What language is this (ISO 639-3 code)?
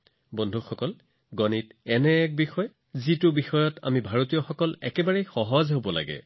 asm